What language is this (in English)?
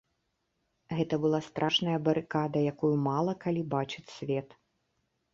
Belarusian